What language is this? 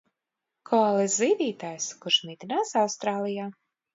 Latvian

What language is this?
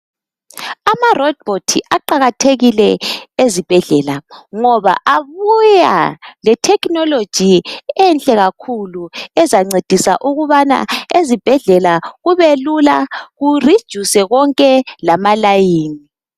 North Ndebele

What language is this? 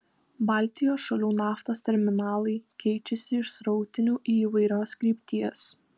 Lithuanian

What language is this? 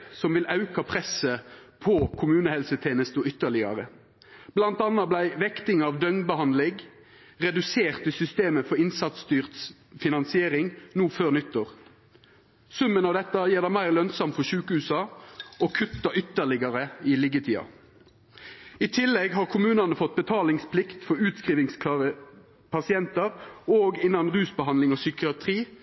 Norwegian Nynorsk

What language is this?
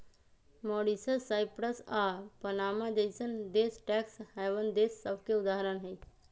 Magahi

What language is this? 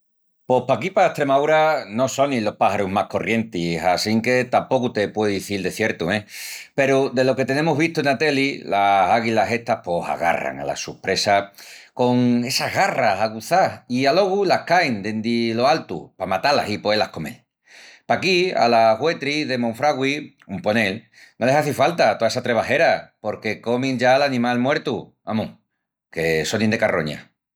Extremaduran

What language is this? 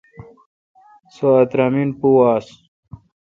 Kalkoti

